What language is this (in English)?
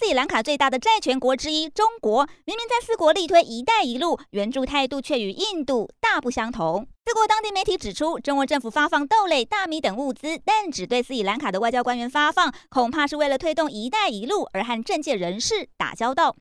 Chinese